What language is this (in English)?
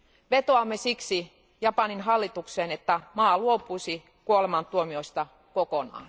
Finnish